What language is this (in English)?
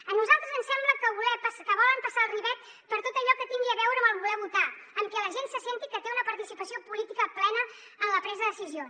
Catalan